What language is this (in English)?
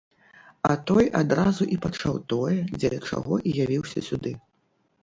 Belarusian